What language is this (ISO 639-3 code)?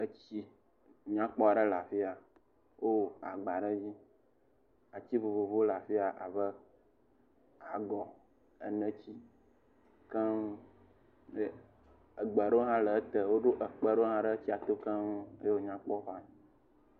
ewe